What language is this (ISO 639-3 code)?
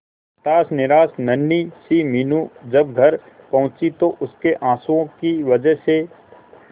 hin